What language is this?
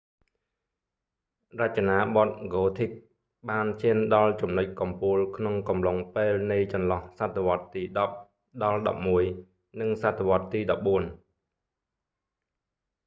Khmer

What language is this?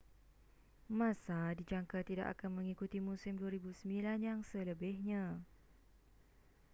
Malay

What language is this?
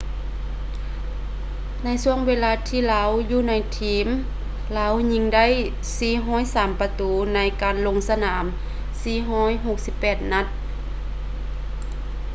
Lao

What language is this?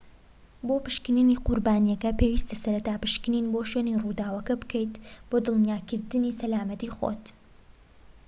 Central Kurdish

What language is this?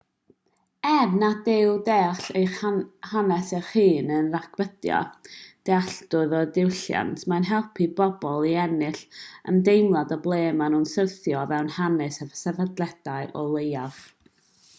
Welsh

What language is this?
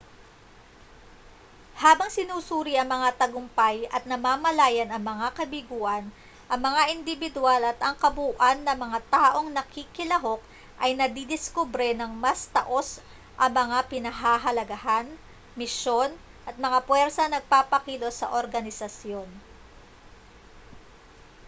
Filipino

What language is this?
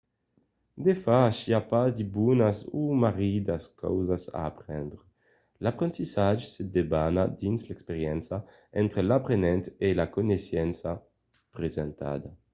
Occitan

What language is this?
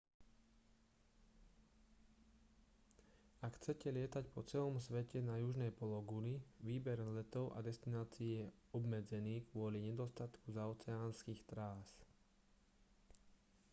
Slovak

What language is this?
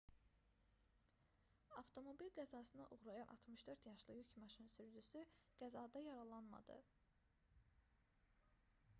Azerbaijani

